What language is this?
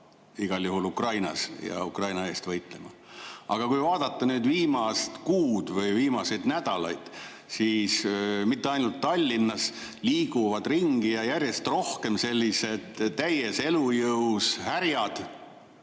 Estonian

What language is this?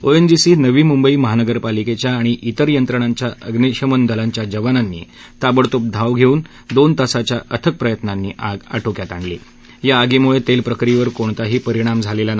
Marathi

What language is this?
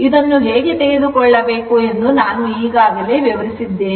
Kannada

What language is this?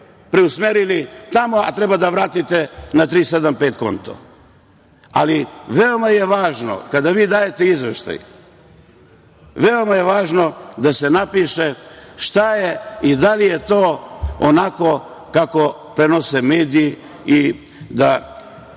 Serbian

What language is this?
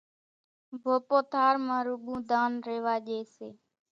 Kachi Koli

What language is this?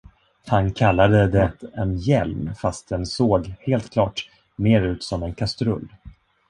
Swedish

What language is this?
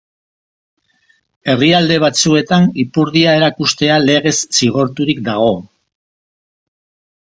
Basque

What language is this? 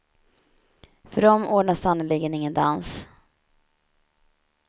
Swedish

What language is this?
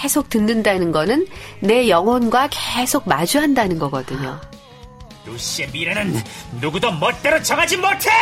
Korean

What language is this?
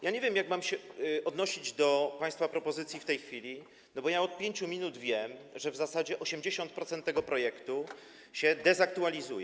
Polish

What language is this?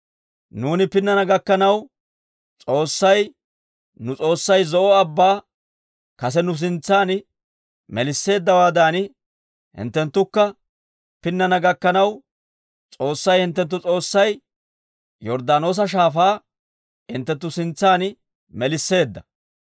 Dawro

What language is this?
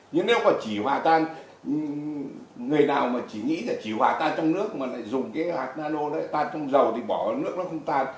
Vietnamese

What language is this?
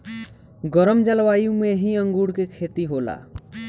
Bhojpuri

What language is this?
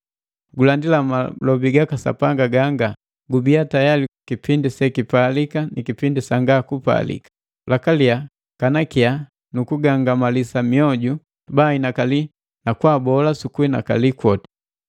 Matengo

